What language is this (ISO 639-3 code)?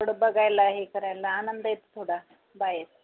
mar